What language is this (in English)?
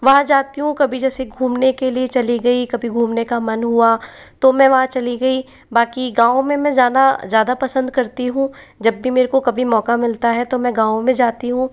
Hindi